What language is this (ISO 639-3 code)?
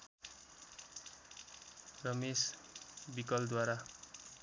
nep